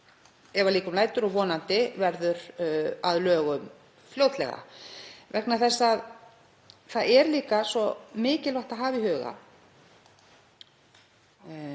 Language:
Icelandic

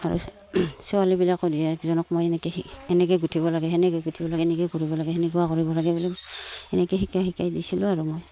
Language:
Assamese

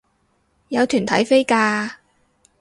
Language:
Cantonese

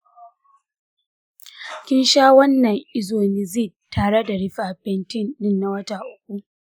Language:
Hausa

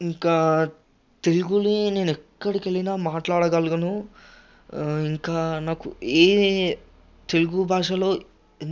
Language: Telugu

